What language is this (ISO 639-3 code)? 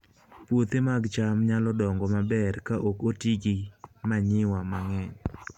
luo